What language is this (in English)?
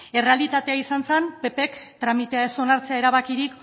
Basque